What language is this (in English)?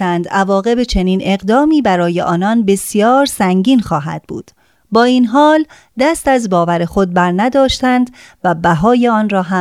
Persian